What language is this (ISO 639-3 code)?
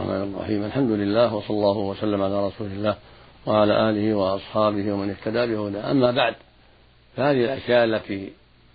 ara